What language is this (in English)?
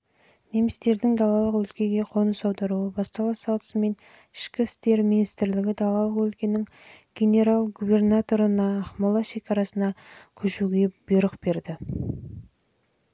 Kazakh